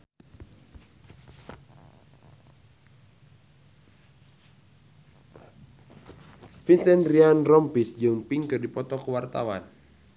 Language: Sundanese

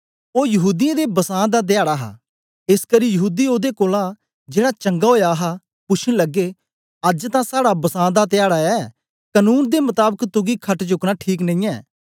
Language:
Dogri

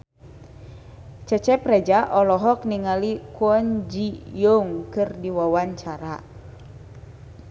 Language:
Sundanese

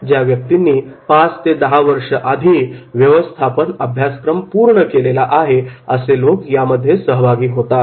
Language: Marathi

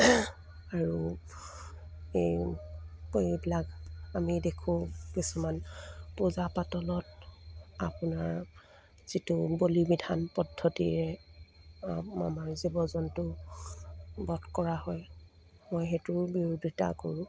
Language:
Assamese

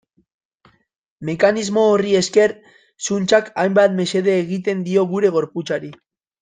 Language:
Basque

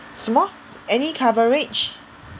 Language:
English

